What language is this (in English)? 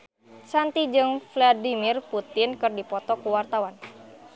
Sundanese